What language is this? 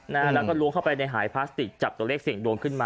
Thai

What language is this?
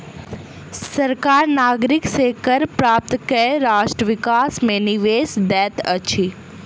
Maithili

